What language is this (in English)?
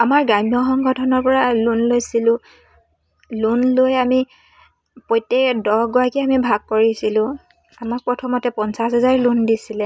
Assamese